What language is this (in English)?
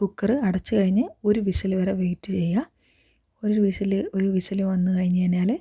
Malayalam